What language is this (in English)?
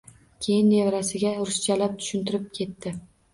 Uzbek